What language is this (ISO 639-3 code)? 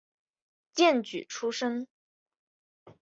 zho